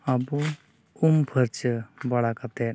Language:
Santali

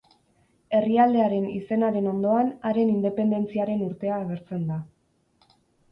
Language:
Basque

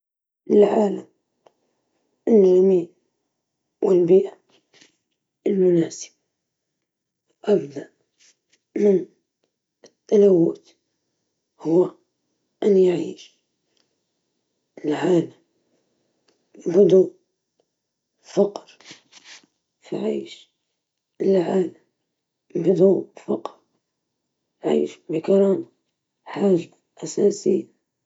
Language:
Libyan Arabic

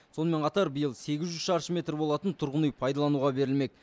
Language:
Kazakh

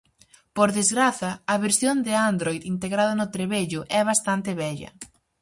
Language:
Galician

